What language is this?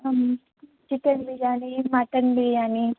Telugu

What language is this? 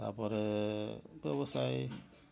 Odia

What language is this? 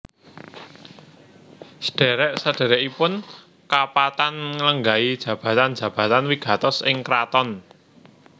Javanese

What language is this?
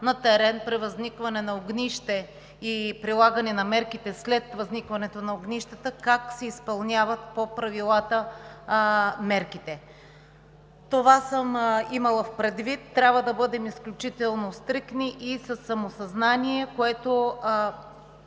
Bulgarian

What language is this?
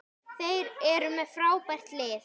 Icelandic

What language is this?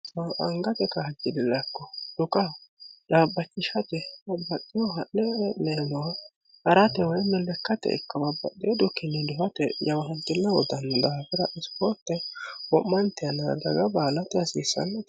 Sidamo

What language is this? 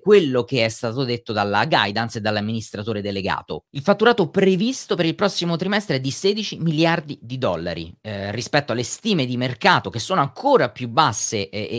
Italian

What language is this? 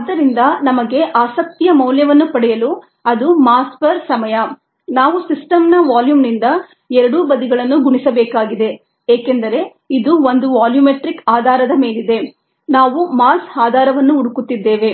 Kannada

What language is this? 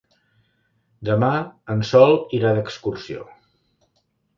Catalan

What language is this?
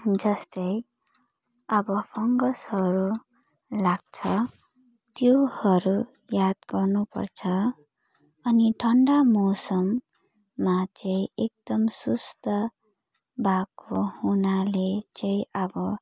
Nepali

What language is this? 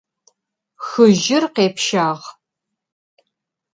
Adyghe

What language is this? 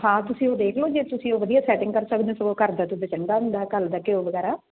Punjabi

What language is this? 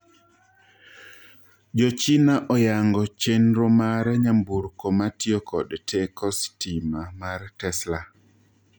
Luo (Kenya and Tanzania)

